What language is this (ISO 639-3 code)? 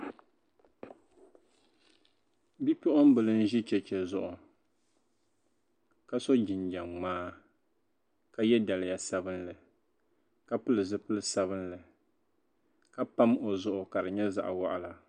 dag